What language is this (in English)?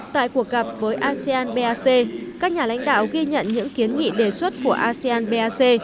Vietnamese